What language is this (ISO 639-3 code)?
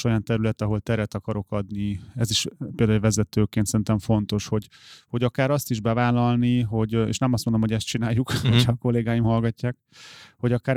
hun